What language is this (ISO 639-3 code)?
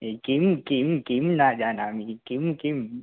san